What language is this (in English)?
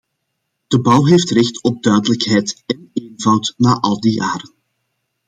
Dutch